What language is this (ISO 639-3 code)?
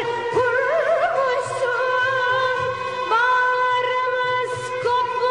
tur